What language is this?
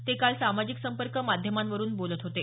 Marathi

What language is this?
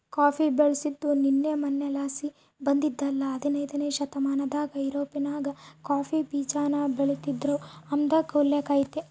Kannada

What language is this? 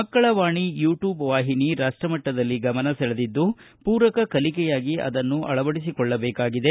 Kannada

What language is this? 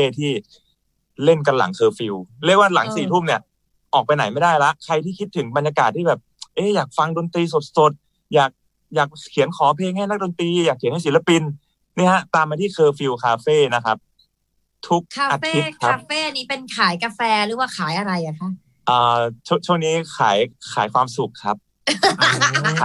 Thai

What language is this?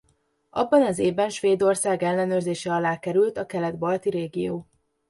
Hungarian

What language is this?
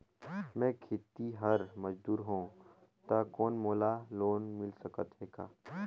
Chhattisgarhi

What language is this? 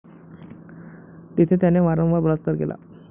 Marathi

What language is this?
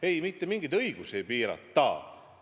Estonian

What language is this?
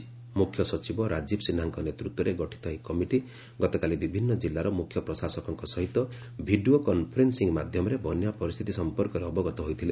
Odia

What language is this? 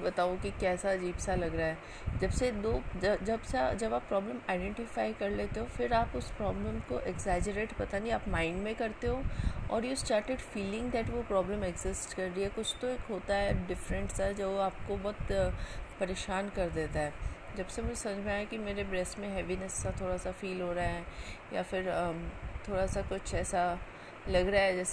Hindi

